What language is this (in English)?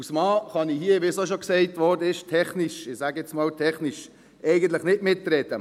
Swiss German